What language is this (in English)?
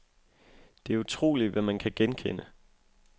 Danish